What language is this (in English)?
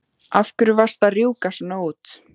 Icelandic